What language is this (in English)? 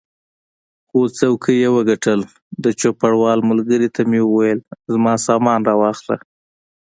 Pashto